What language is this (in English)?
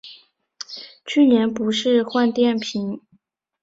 Chinese